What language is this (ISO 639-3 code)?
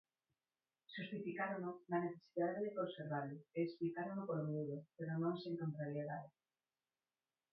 glg